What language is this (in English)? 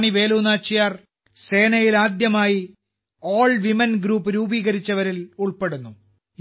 Malayalam